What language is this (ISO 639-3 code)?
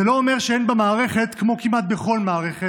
heb